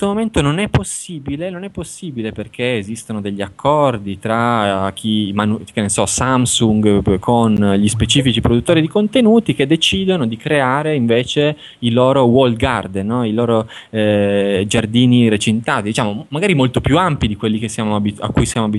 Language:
Italian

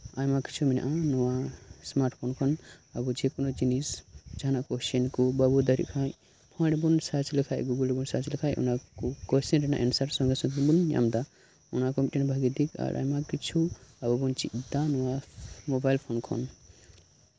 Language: Santali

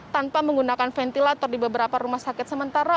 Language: Indonesian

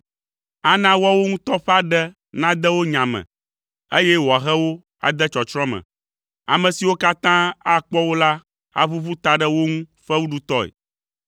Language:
Ewe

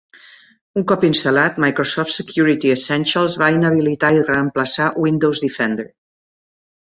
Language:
Catalan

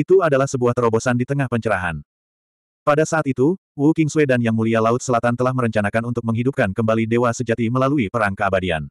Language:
Indonesian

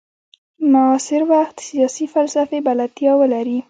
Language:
Pashto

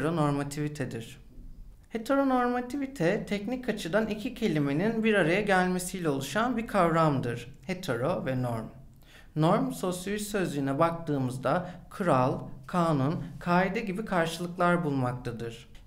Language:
Turkish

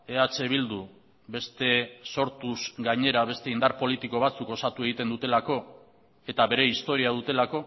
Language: Basque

